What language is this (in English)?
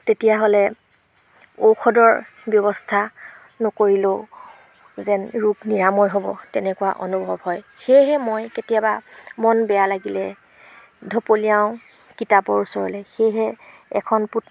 Assamese